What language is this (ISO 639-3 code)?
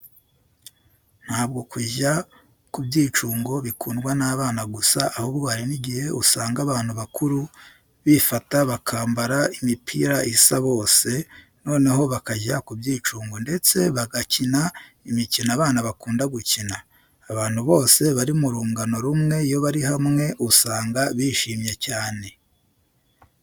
kin